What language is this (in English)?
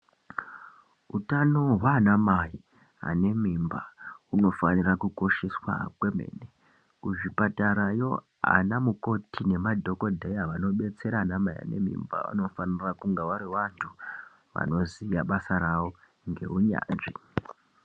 Ndau